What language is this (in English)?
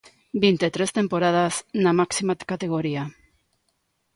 Galician